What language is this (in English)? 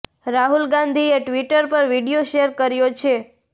Gujarati